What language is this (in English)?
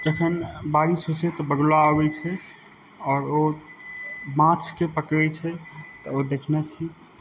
Maithili